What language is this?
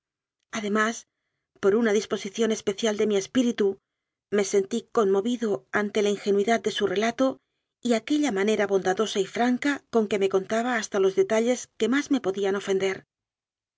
Spanish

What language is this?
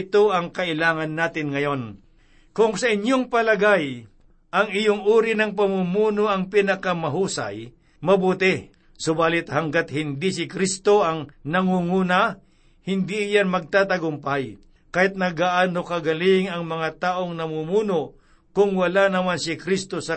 Filipino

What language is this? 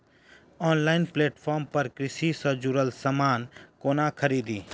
Maithili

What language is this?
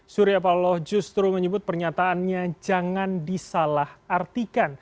Indonesian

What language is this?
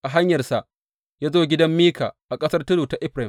Hausa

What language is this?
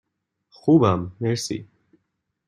Persian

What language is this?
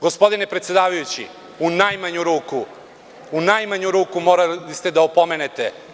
Serbian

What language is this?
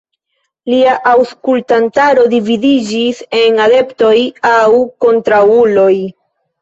Esperanto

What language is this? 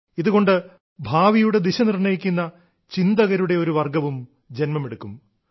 Malayalam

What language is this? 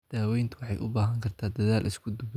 Somali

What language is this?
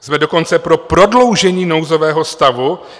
Czech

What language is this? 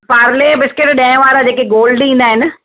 Sindhi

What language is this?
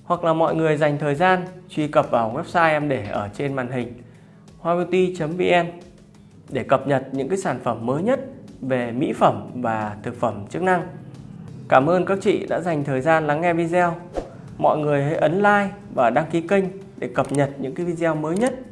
Vietnamese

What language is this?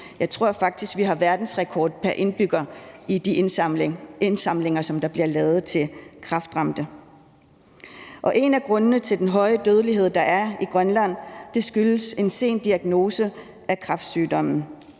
Danish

